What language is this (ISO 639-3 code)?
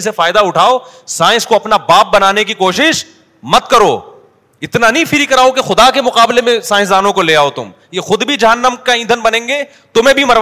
urd